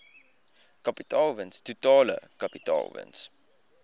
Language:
Afrikaans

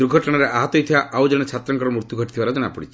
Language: Odia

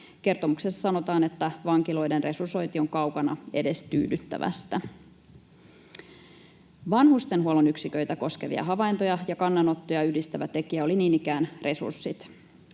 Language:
Finnish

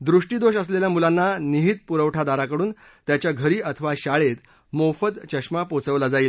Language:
Marathi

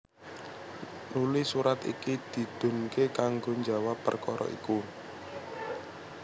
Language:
Javanese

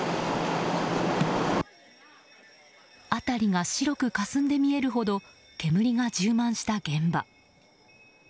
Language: Japanese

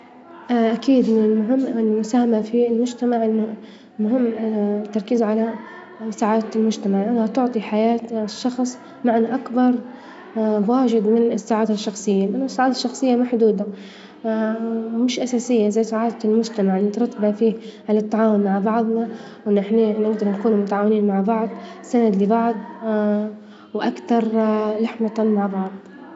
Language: Libyan Arabic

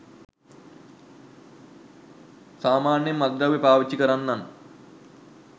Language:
Sinhala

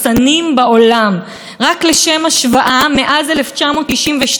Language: Hebrew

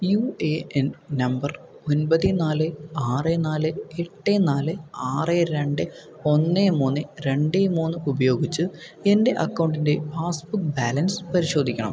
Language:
Malayalam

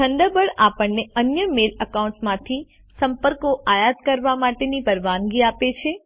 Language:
Gujarati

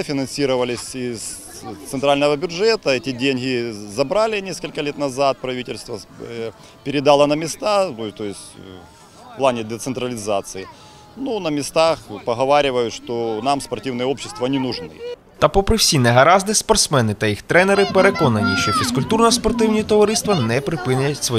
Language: Russian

